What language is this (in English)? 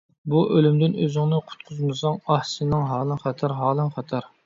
Uyghur